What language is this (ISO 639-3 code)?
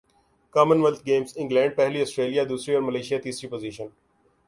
urd